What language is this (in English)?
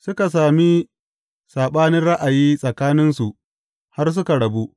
Hausa